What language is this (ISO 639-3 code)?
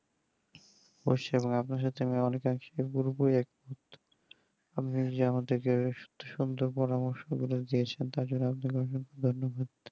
ben